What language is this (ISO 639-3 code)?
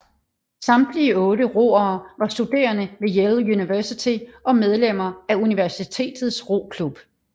dan